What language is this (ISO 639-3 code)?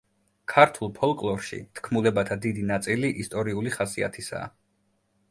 kat